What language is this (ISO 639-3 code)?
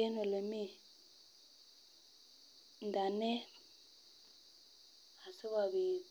kln